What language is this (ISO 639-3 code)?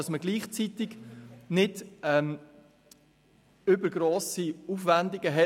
gsw